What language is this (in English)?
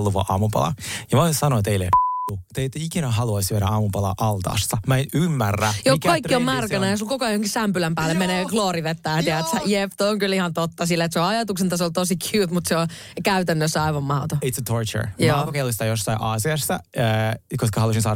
Finnish